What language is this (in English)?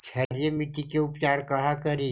Magahi